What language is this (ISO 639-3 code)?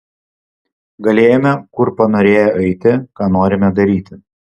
lit